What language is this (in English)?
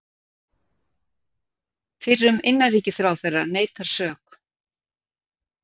Icelandic